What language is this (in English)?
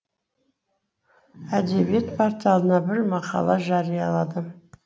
Kazakh